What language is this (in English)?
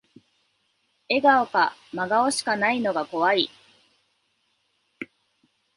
Japanese